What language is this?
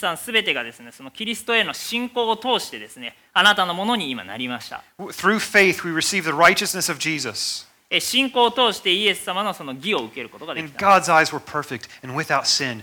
Japanese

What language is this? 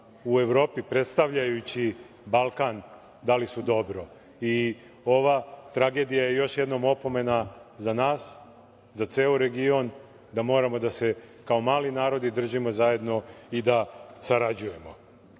Serbian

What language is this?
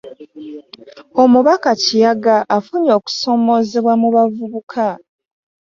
Ganda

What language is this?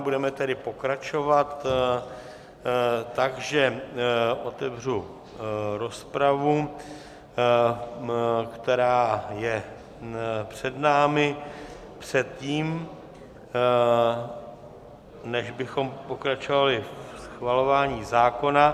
Czech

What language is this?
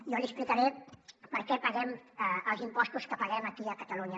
Catalan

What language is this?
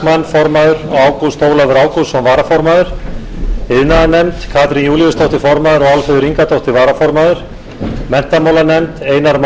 Icelandic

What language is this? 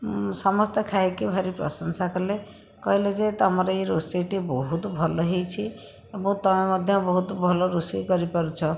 Odia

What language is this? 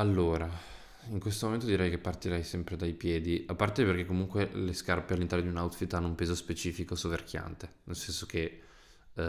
Italian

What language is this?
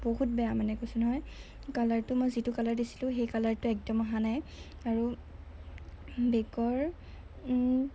Assamese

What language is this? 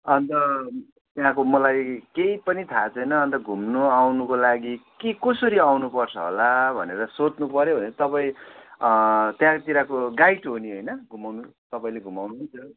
Nepali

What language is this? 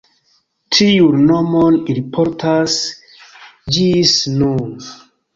Esperanto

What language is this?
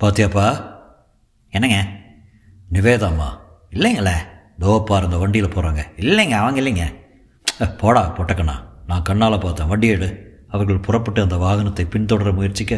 Tamil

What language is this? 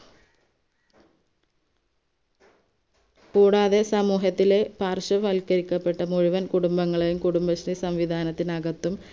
Malayalam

